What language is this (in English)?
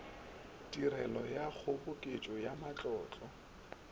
Northern Sotho